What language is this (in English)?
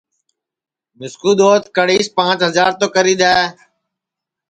Sansi